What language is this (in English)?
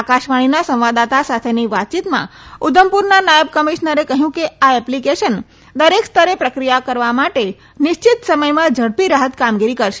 Gujarati